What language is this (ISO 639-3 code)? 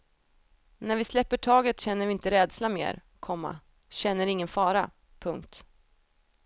swe